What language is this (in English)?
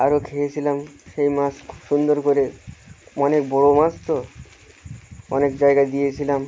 Bangla